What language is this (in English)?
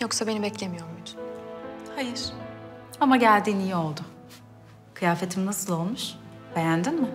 Turkish